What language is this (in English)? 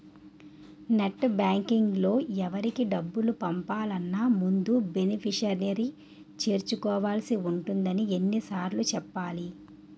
Telugu